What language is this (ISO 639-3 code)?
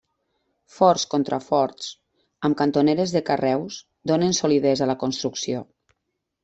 cat